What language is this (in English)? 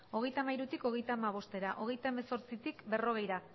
Basque